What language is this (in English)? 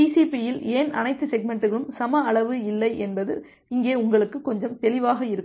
Tamil